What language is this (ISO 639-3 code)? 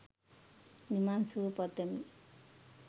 sin